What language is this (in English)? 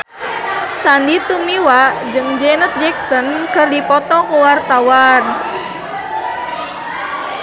Sundanese